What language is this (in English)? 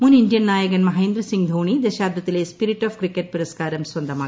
Malayalam